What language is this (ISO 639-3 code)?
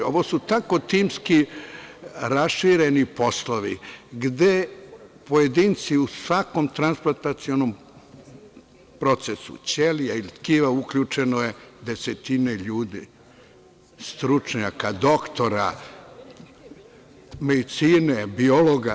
srp